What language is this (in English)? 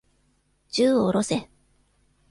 Japanese